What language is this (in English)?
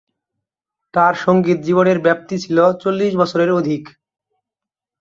Bangla